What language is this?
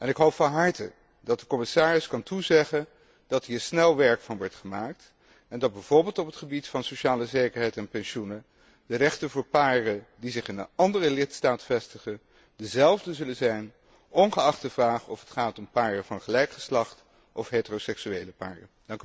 Dutch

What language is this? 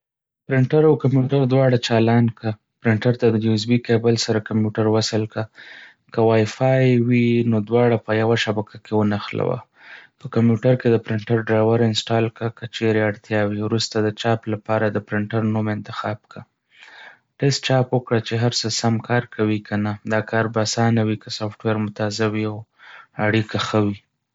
Pashto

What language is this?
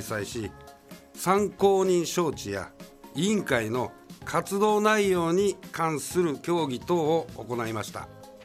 Japanese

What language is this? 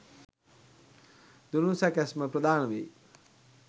Sinhala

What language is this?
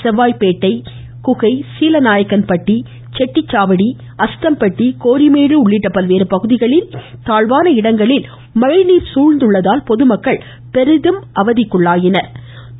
Tamil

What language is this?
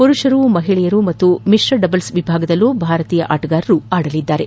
Kannada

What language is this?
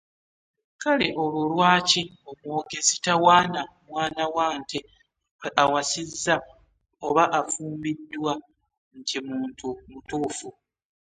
Ganda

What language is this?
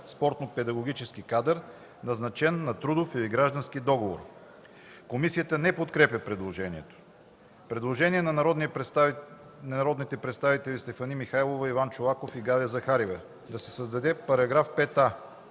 Bulgarian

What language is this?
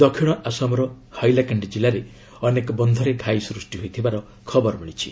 Odia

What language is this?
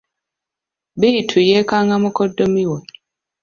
Ganda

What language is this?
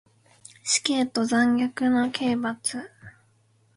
Japanese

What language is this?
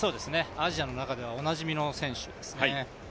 Japanese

